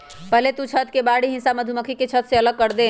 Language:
Magahi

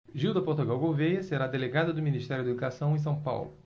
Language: Portuguese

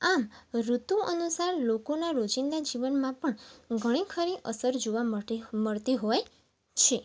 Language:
Gujarati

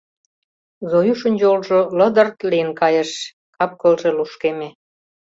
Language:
Mari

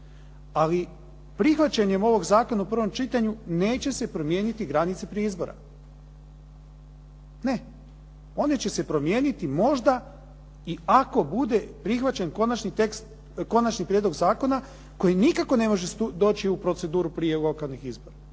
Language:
Croatian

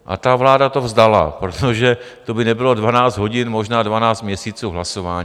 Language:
Czech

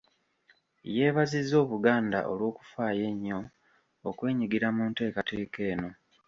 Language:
Ganda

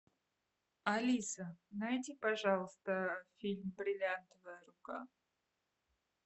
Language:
Russian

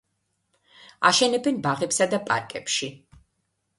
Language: Georgian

